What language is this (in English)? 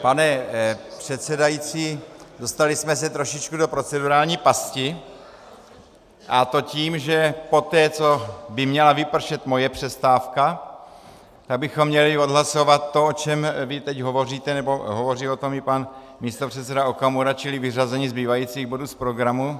Czech